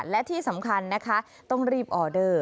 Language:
Thai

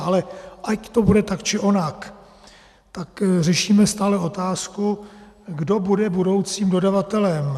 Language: Czech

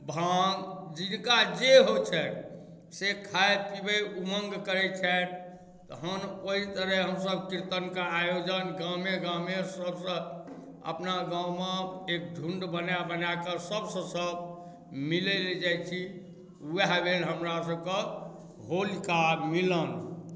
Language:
Maithili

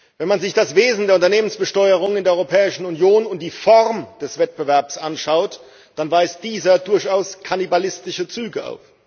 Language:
German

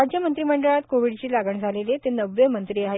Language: Marathi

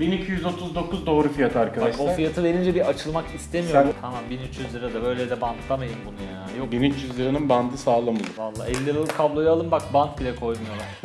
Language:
Turkish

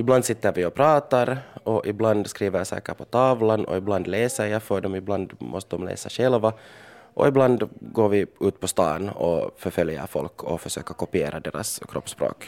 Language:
Swedish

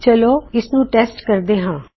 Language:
Punjabi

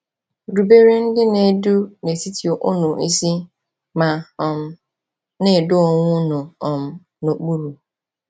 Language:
Igbo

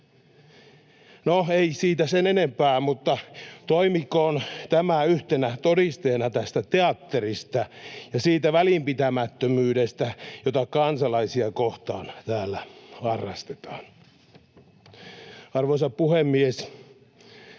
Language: Finnish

